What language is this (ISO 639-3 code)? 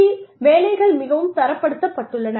tam